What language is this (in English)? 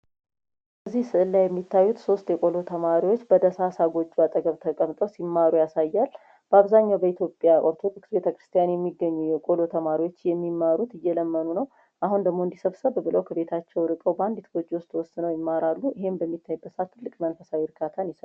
Amharic